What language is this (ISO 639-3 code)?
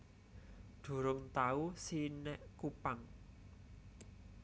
jav